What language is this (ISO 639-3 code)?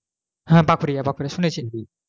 ben